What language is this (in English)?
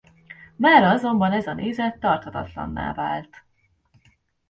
Hungarian